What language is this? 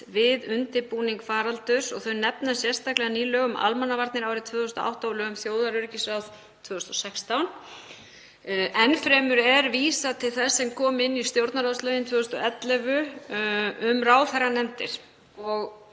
Icelandic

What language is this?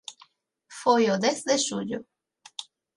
Galician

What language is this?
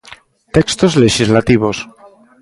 Galician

